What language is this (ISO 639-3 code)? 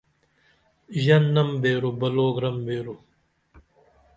dml